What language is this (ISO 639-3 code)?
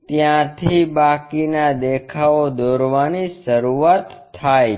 guj